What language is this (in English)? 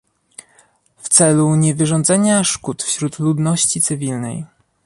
Polish